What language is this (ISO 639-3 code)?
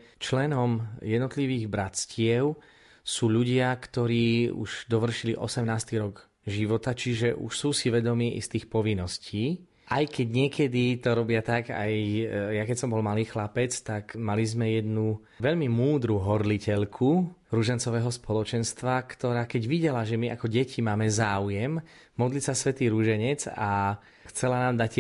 slk